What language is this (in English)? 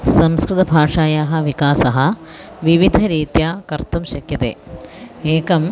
Sanskrit